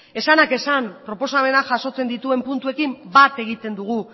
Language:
Basque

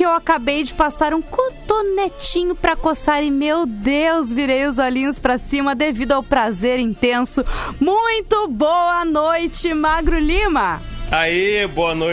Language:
Portuguese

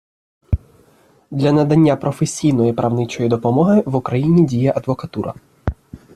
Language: Ukrainian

